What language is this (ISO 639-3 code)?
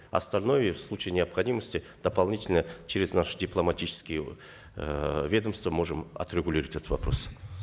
kaz